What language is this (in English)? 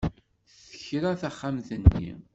Kabyle